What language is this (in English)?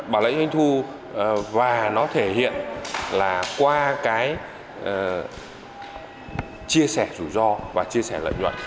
Vietnamese